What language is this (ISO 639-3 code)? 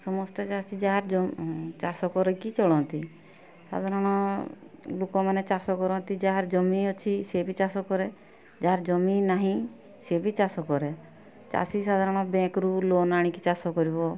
ori